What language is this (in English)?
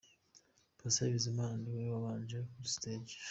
Kinyarwanda